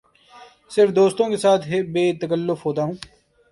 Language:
Urdu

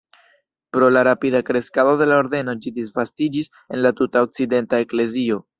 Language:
Esperanto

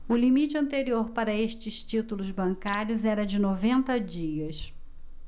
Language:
Portuguese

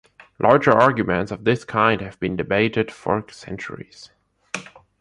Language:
English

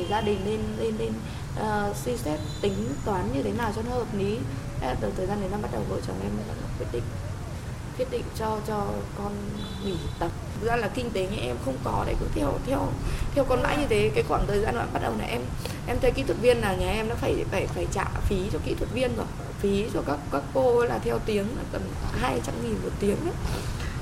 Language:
Vietnamese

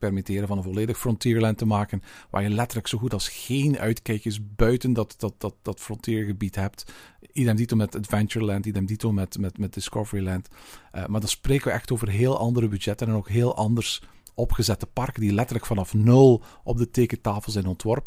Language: Dutch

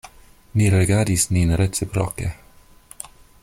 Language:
Esperanto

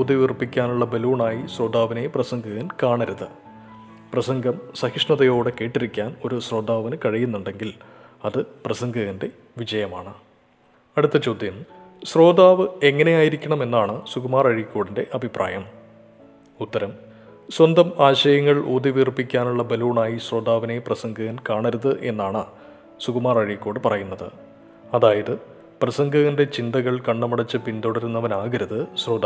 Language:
Malayalam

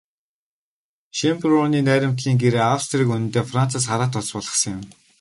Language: Mongolian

